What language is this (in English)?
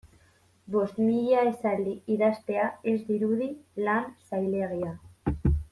Basque